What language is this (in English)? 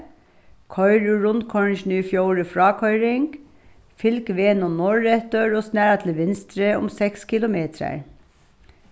Faroese